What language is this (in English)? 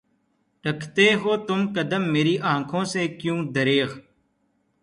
Urdu